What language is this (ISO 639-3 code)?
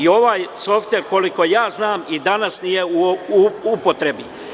srp